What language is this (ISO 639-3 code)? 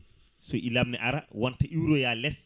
ful